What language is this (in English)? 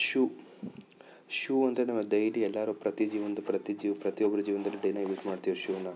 Kannada